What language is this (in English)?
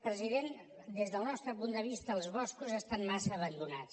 Catalan